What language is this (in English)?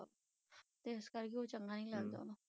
Punjabi